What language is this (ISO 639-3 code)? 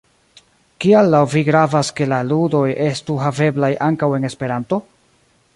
epo